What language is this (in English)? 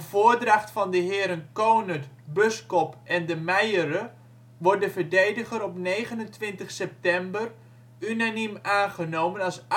Dutch